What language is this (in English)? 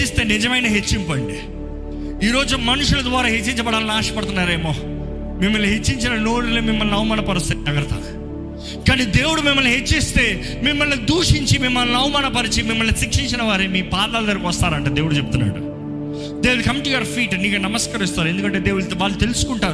Telugu